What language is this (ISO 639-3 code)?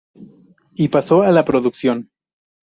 spa